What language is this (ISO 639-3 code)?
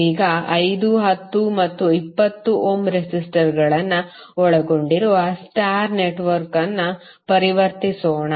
kan